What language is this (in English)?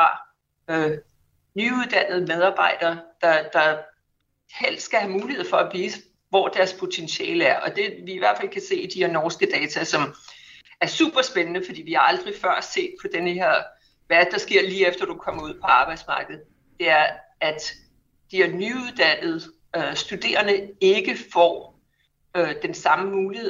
Danish